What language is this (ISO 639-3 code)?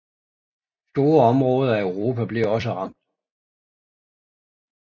dan